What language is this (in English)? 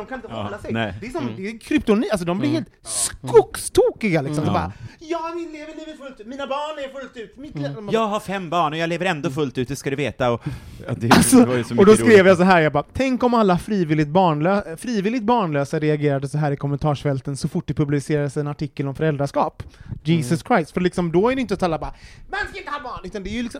Swedish